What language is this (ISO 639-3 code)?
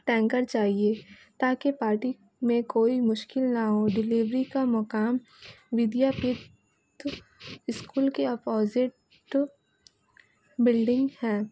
urd